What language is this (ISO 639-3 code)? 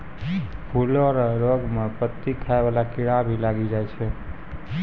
mai